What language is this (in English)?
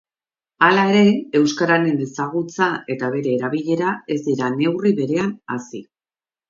Basque